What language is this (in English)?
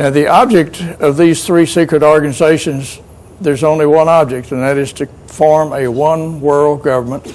English